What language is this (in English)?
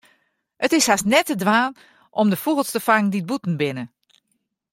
Western Frisian